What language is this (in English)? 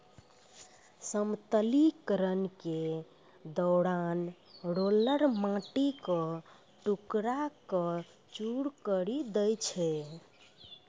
Maithili